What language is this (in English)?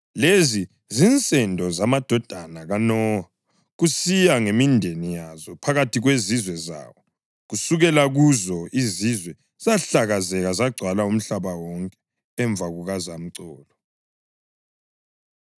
North Ndebele